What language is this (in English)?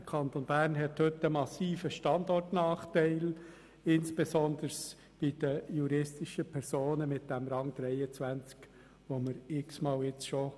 Swiss German